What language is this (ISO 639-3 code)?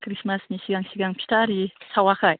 brx